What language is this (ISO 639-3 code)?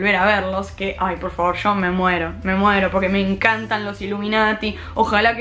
spa